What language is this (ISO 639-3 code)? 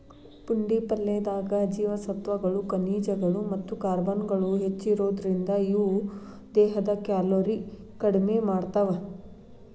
kan